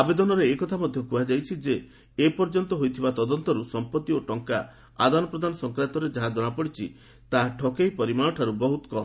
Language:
Odia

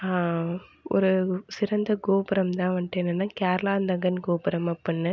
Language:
Tamil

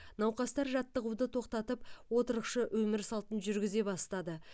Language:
Kazakh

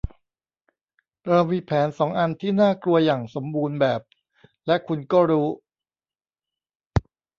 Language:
Thai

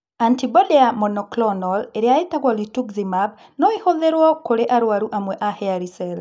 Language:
Kikuyu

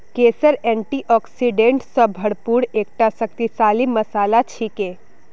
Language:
Magahi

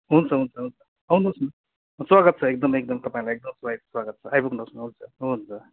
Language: Nepali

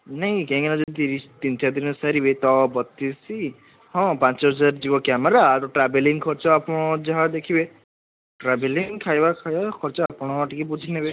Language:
Odia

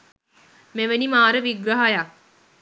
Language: Sinhala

